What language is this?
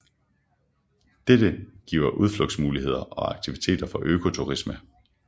Danish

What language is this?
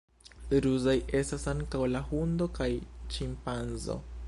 Esperanto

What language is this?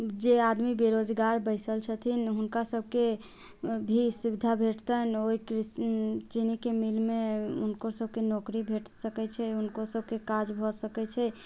Maithili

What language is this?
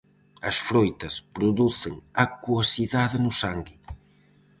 Galician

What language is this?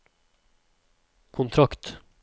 Norwegian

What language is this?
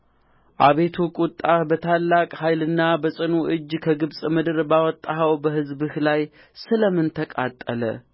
Amharic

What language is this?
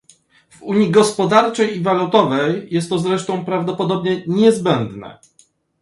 Polish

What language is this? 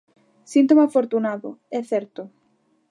Galician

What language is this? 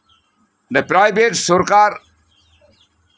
Santali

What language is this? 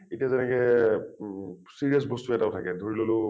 Assamese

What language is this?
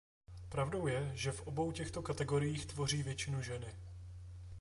Czech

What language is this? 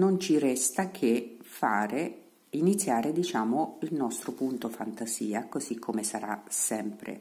Italian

